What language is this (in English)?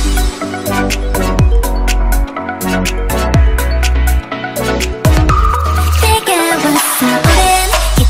Polish